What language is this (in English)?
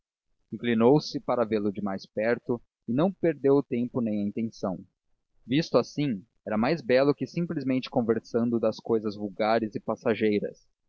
Portuguese